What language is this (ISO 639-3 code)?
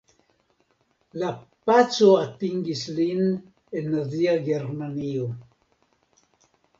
epo